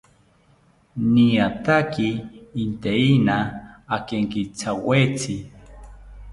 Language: South Ucayali Ashéninka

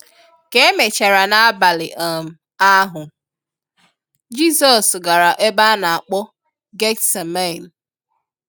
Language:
Igbo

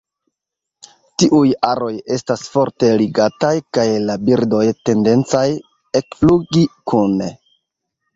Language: Esperanto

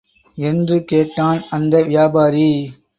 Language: Tamil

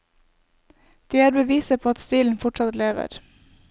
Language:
Norwegian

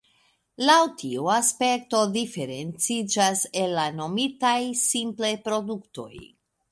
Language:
Esperanto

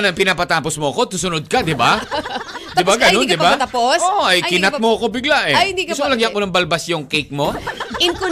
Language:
Filipino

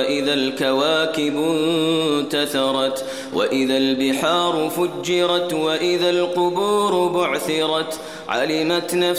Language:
Arabic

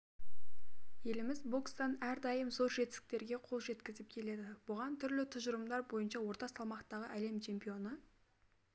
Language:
Kazakh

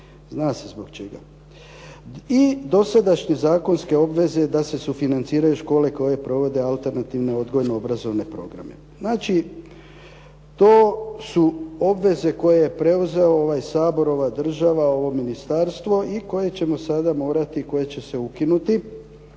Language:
Croatian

